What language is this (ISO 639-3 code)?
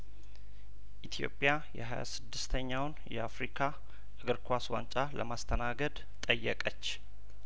amh